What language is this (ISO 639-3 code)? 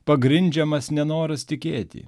lit